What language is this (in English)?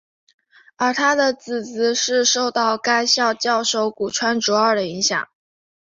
Chinese